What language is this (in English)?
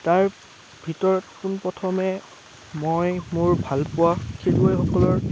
Assamese